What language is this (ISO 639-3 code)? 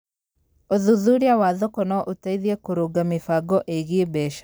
kik